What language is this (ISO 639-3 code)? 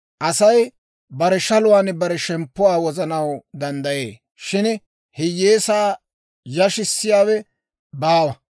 dwr